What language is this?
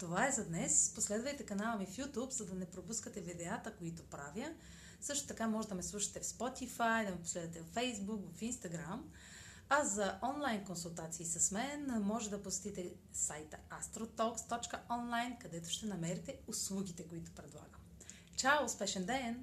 Bulgarian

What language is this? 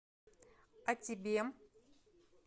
Russian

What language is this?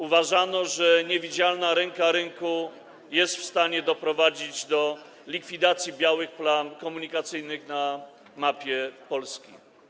Polish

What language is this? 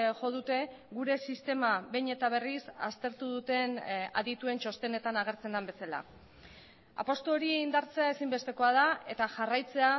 Basque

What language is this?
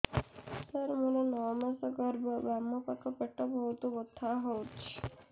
Odia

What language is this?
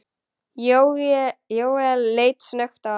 Icelandic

